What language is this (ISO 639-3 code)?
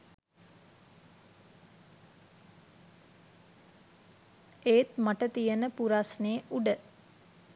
sin